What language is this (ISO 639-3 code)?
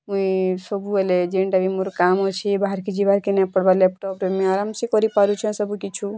ori